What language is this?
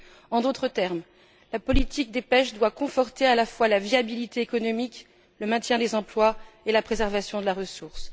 French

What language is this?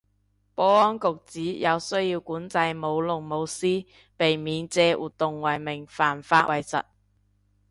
Cantonese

